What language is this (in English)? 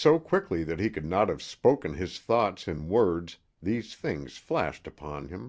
English